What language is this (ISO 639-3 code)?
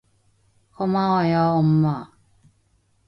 kor